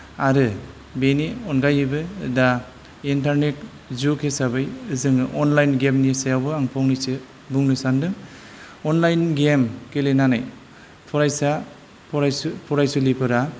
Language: Bodo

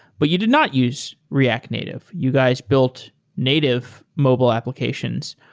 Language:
English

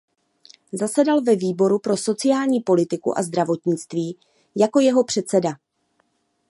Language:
Czech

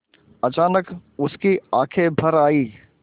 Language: Hindi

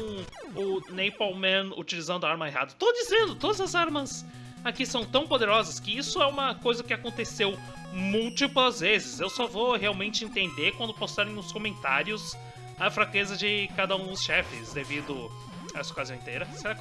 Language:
Portuguese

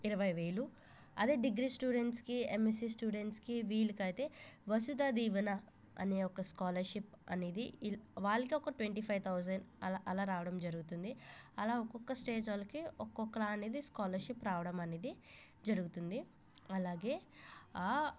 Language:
Telugu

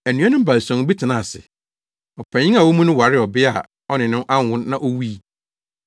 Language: Akan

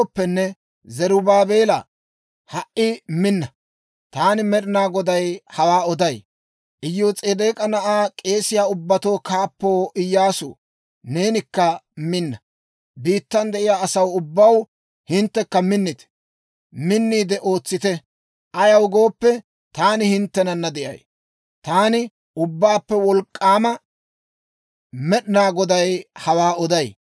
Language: Dawro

